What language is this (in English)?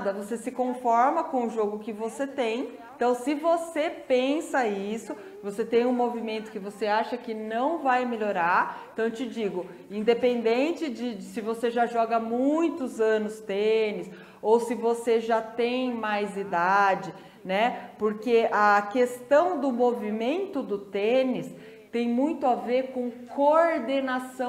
Portuguese